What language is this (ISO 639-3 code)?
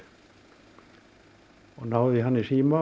isl